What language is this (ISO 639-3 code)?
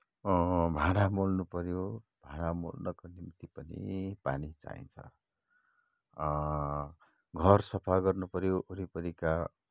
nep